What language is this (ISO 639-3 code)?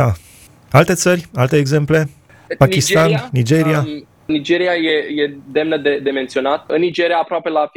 ron